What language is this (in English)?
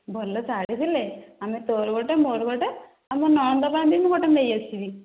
Odia